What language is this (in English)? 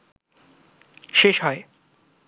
Bangla